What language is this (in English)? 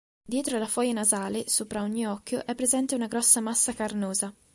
Italian